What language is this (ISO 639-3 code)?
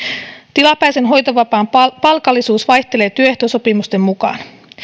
fin